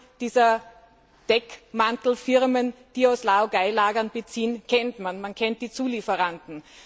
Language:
German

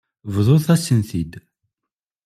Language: Kabyle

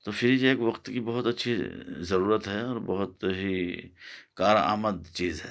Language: Urdu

